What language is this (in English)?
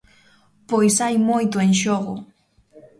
Galician